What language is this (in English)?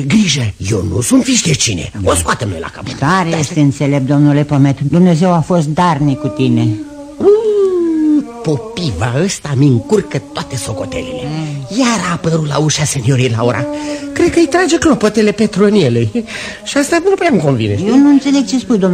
Romanian